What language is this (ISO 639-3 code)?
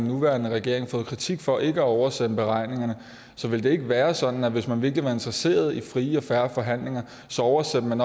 dan